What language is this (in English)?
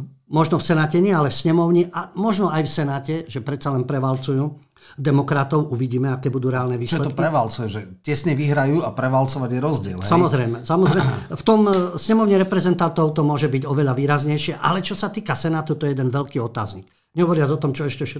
Slovak